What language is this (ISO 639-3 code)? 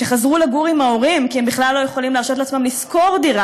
heb